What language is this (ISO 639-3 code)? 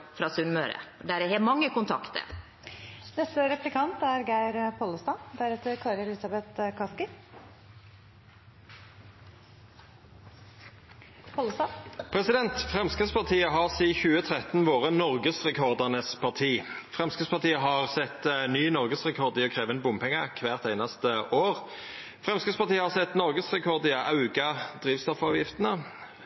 nor